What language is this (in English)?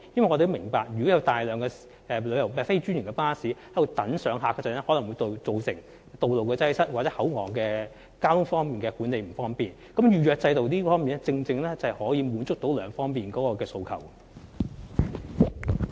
Cantonese